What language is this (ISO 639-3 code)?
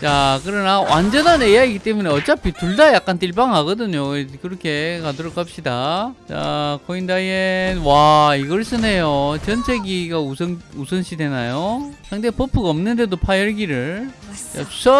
kor